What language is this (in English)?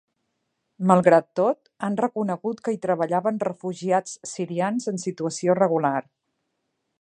Catalan